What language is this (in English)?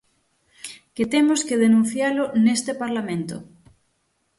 Galician